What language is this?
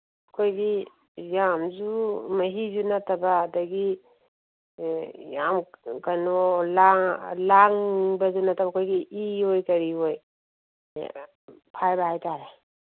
Manipuri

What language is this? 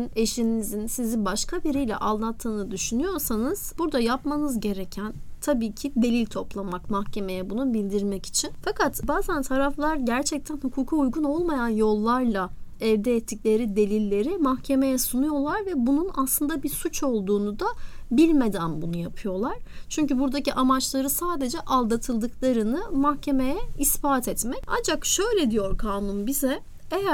Turkish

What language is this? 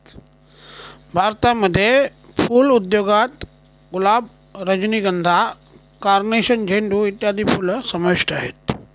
Marathi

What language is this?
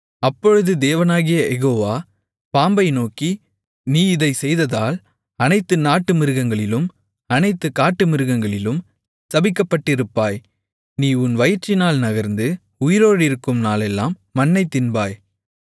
Tamil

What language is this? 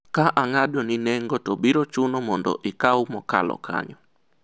Luo (Kenya and Tanzania)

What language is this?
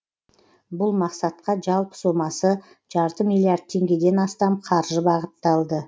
Kazakh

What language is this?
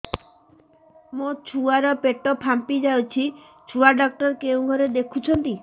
Odia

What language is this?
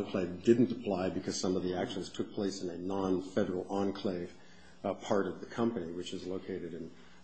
English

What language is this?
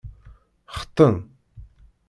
Kabyle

